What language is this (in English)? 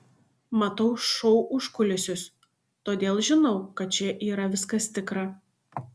Lithuanian